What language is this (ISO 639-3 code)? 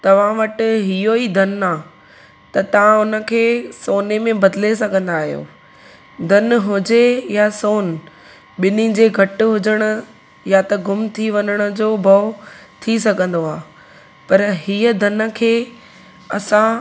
snd